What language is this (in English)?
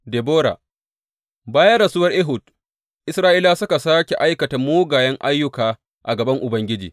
Hausa